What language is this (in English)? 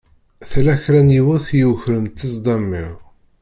Kabyle